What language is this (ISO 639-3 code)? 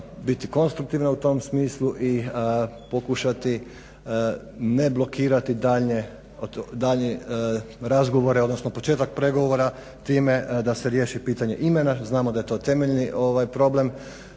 hrv